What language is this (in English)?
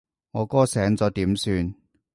Cantonese